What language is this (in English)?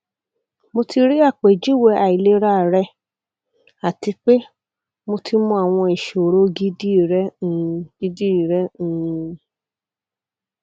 Yoruba